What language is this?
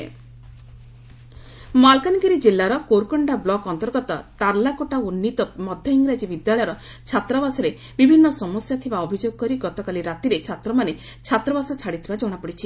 Odia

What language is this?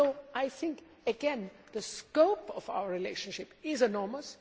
English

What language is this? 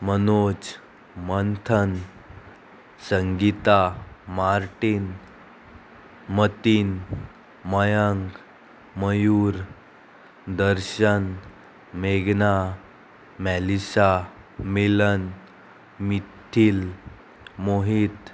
Konkani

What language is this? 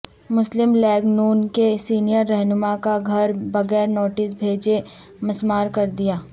Urdu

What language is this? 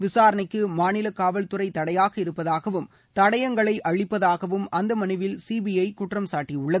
Tamil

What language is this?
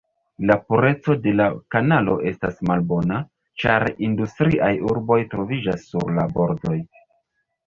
Esperanto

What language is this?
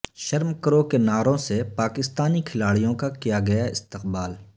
Urdu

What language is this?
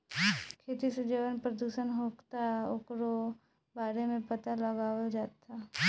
Bhojpuri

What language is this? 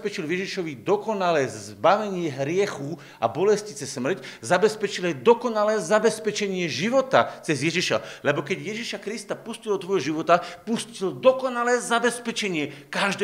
Slovak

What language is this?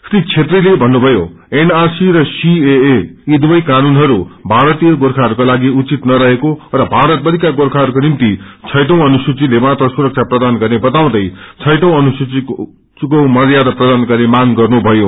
Nepali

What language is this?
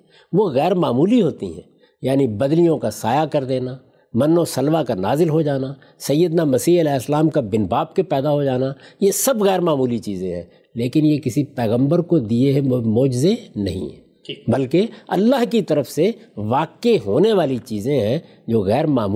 Urdu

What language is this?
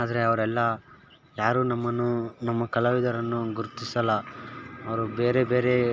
Kannada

